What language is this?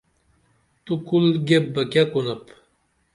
Dameli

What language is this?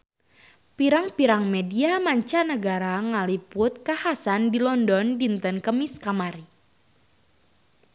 Sundanese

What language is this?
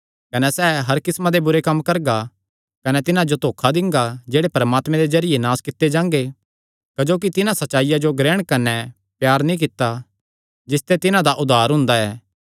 Kangri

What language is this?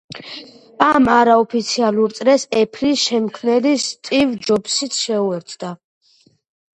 Georgian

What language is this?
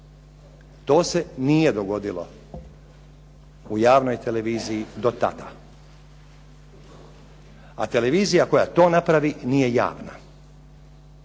Croatian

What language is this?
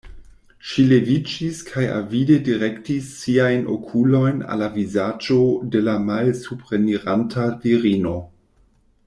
Esperanto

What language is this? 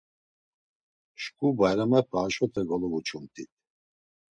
Laz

